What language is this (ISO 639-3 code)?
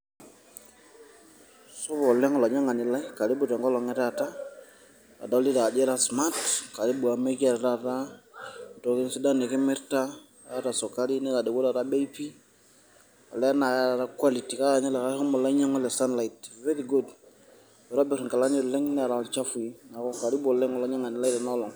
mas